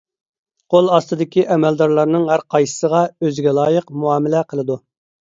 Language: Uyghur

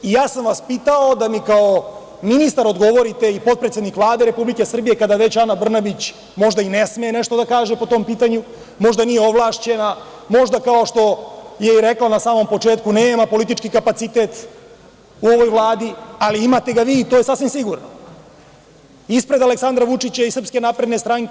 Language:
Serbian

